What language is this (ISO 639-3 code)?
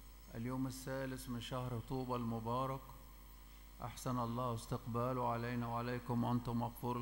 ara